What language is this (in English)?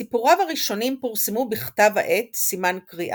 Hebrew